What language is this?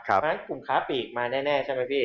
Thai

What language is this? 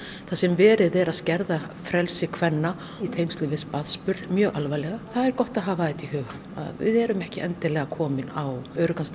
Icelandic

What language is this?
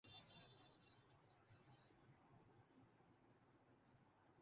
Urdu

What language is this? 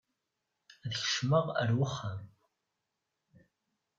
Kabyle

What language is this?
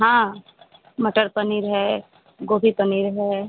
Hindi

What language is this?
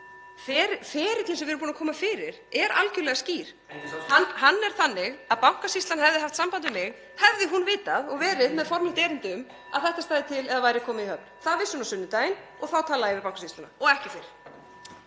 Icelandic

